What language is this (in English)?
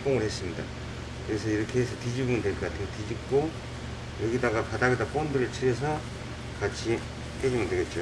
Korean